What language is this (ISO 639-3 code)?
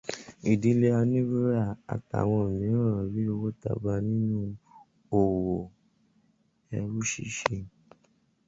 yor